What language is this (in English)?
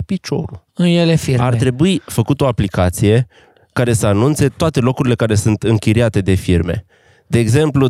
Romanian